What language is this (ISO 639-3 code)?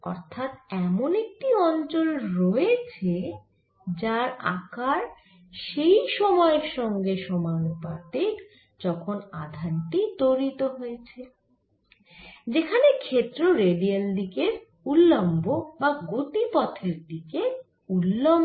ben